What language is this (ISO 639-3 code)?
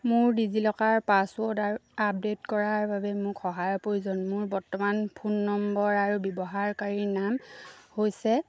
asm